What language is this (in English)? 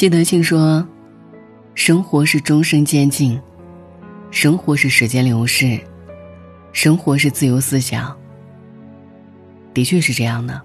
Chinese